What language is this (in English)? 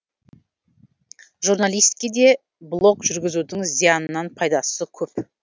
Kazakh